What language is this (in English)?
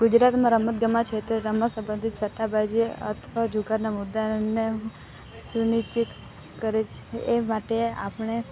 Gujarati